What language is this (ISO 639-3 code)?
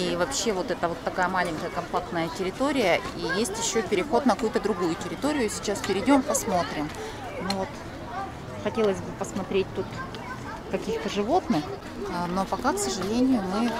rus